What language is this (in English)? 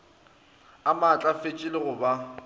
Northern Sotho